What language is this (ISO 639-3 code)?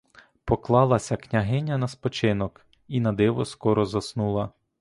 ukr